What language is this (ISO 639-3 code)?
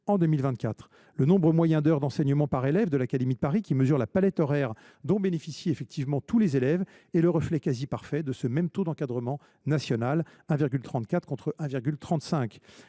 fra